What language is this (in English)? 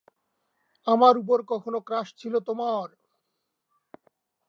Bangla